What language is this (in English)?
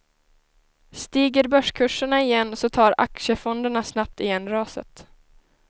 Swedish